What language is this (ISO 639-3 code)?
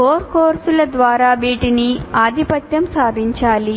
tel